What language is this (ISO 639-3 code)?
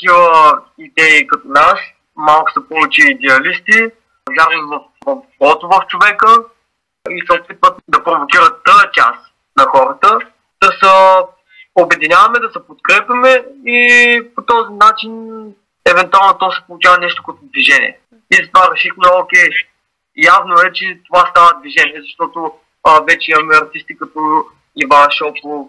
bul